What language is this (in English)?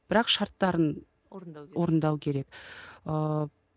Kazakh